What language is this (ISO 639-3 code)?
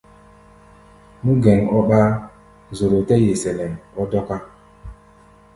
gba